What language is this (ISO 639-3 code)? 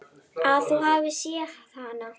isl